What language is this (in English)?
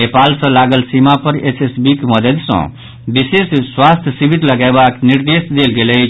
Maithili